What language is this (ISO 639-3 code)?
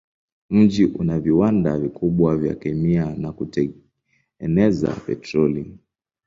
swa